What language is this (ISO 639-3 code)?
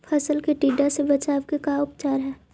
mag